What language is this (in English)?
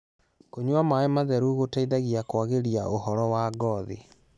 Kikuyu